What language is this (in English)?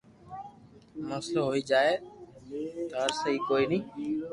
Loarki